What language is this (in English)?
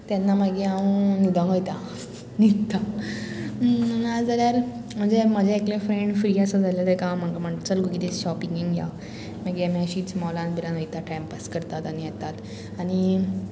Konkani